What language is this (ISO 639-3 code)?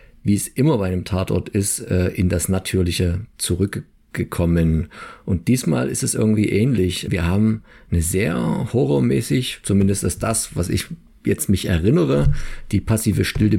deu